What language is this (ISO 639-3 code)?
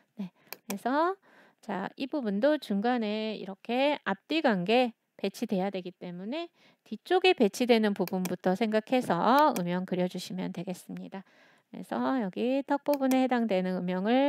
kor